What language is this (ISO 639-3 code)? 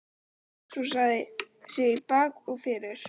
isl